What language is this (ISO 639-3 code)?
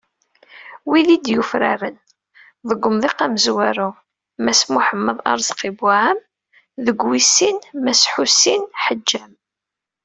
kab